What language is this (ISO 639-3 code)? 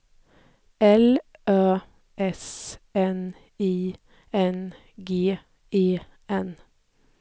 swe